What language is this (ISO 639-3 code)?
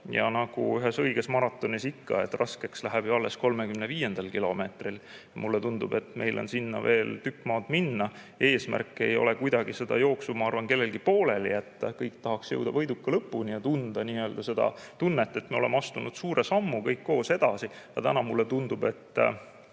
est